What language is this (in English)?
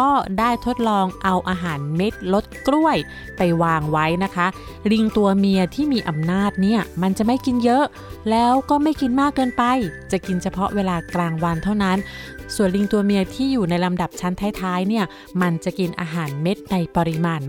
Thai